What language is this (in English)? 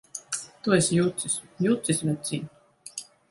Latvian